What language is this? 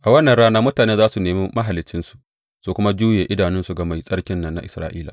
Hausa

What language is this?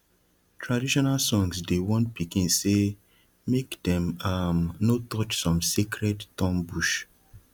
Nigerian Pidgin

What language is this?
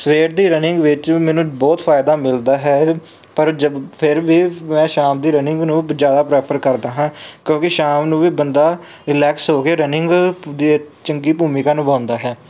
Punjabi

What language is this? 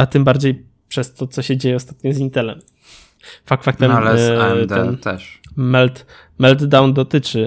Polish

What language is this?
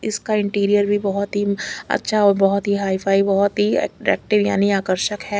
Hindi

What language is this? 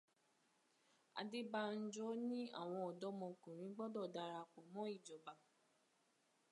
Yoruba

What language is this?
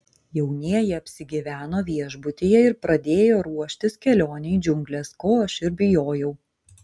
Lithuanian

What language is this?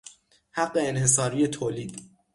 Persian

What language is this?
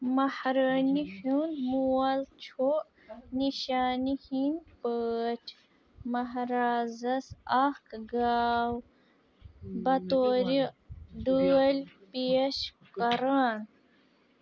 Kashmiri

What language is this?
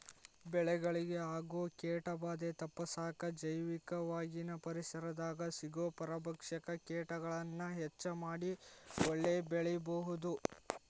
Kannada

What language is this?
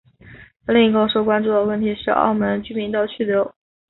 Chinese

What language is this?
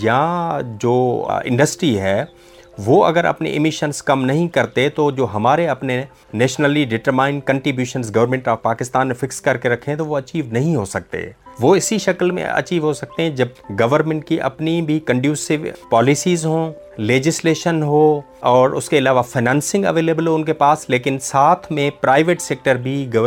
Urdu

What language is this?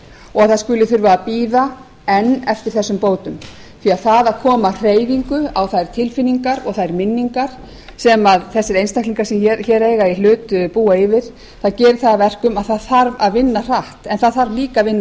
Icelandic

